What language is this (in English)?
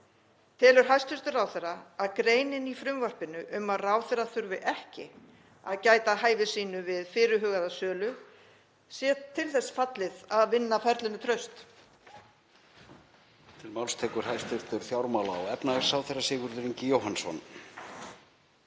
Icelandic